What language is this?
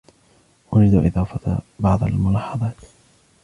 Arabic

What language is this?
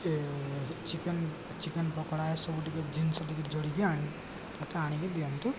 Odia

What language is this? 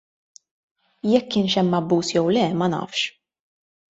Maltese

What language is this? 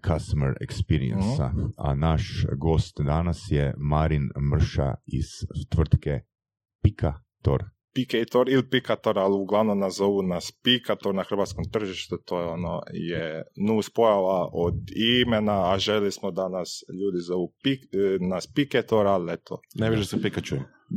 Croatian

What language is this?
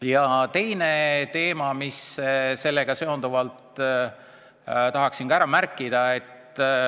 Estonian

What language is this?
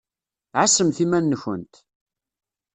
Kabyle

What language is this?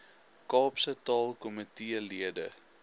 Afrikaans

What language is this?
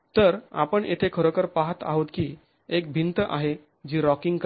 Marathi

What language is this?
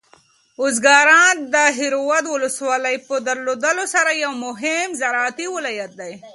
Pashto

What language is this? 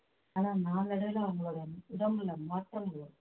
Tamil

